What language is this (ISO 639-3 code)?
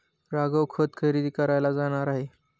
mar